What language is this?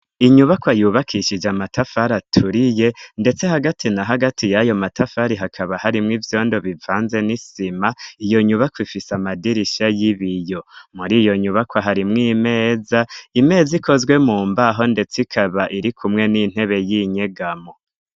Rundi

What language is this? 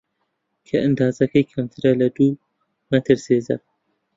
Central Kurdish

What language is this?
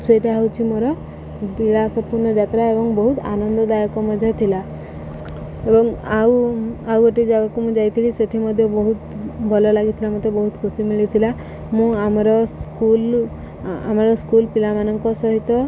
Odia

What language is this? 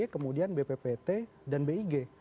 Indonesian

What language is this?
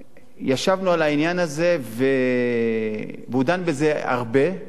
Hebrew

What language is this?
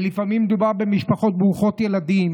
Hebrew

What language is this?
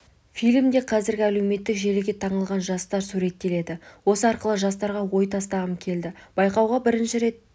Kazakh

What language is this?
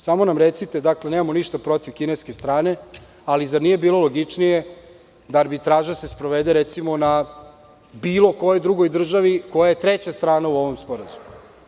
Serbian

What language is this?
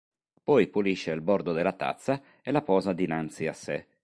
Italian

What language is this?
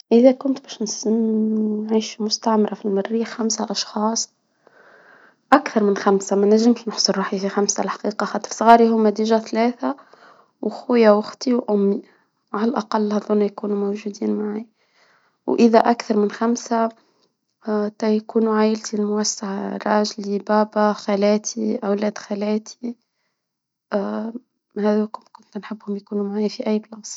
Tunisian Arabic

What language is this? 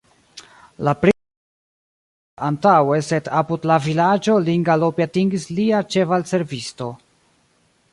Esperanto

